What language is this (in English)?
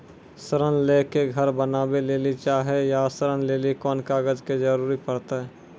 Maithili